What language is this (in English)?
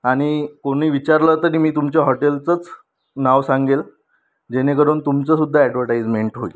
Marathi